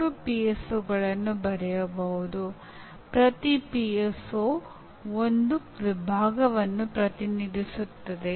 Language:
Kannada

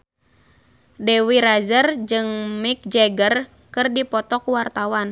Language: Sundanese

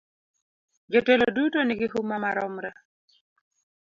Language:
Luo (Kenya and Tanzania)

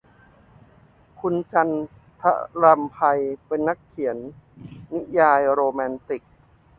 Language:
Thai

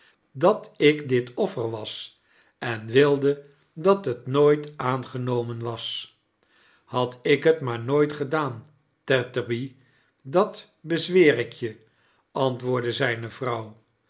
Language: Dutch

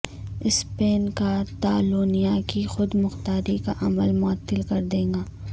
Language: Urdu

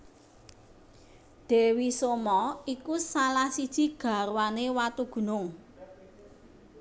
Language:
Javanese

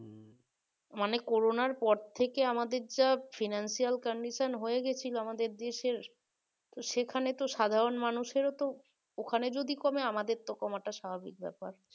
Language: Bangla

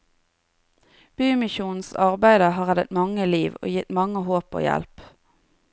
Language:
Norwegian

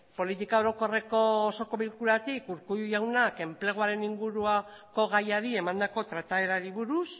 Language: Basque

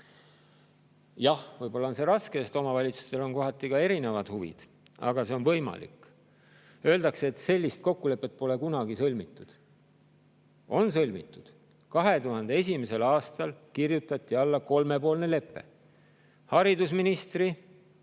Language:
Estonian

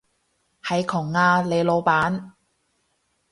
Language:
Cantonese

